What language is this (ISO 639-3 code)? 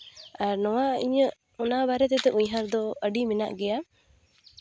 sat